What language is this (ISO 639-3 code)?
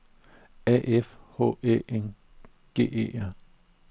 dan